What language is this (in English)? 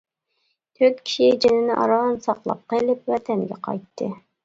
Uyghur